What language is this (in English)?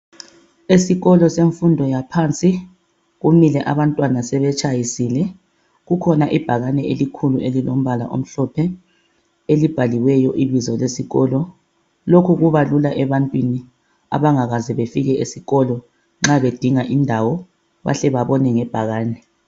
North Ndebele